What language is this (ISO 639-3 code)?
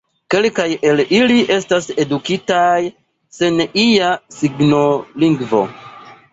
epo